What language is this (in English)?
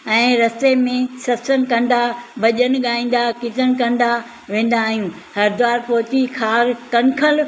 Sindhi